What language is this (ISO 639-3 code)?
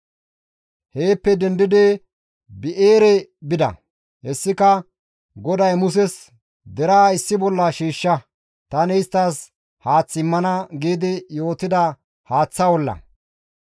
gmv